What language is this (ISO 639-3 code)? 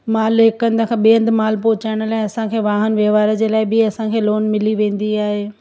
snd